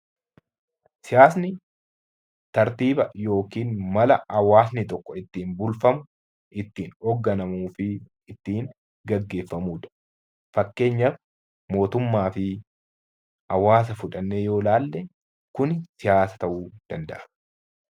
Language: Oromo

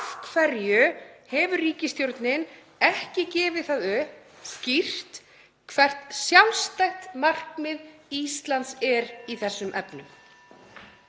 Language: Icelandic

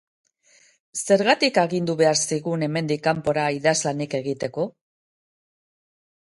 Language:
Basque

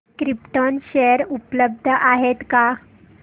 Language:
Marathi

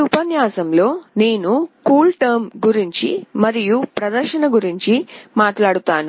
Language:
Telugu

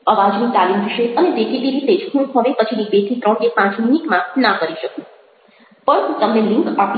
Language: Gujarati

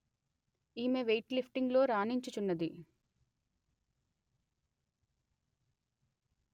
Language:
Telugu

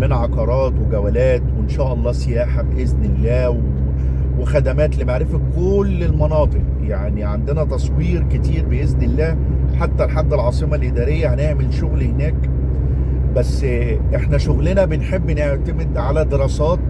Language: Arabic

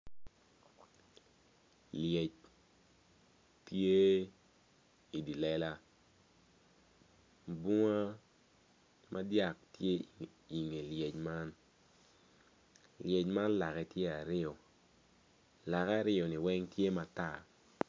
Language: Acoli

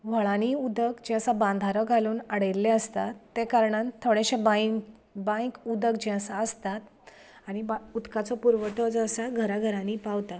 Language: Konkani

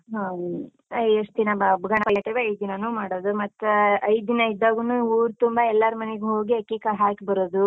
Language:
Kannada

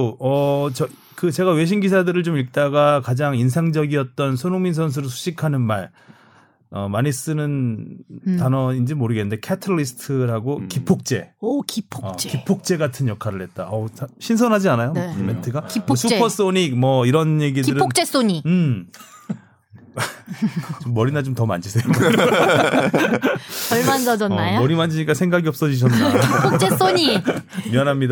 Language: Korean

